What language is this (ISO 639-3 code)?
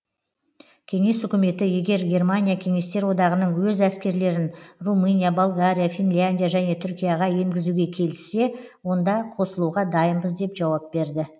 kaz